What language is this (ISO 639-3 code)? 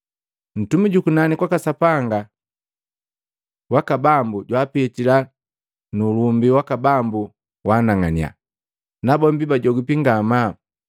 mgv